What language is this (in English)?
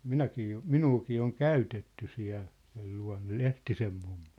Finnish